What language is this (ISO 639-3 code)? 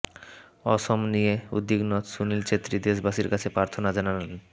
ben